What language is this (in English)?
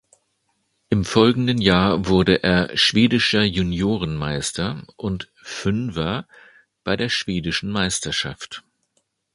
German